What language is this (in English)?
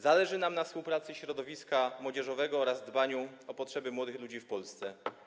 Polish